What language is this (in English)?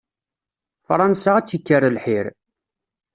Kabyle